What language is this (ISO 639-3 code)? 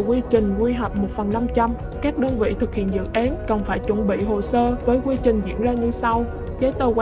vie